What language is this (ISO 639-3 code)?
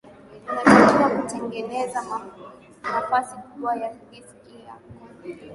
swa